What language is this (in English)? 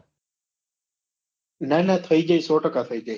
Gujarati